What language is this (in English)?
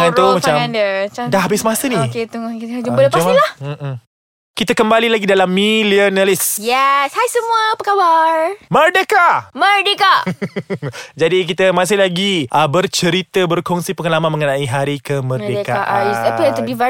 Malay